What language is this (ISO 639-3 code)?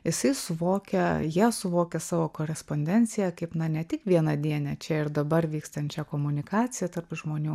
lit